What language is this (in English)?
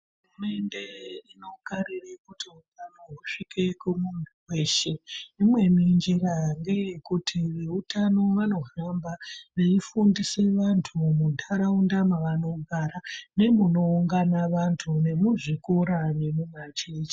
Ndau